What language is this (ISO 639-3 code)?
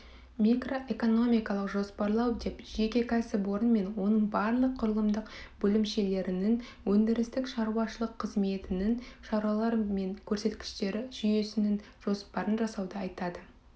kaz